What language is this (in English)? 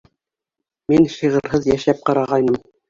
Bashkir